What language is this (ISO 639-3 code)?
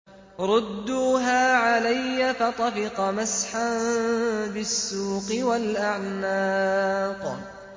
ara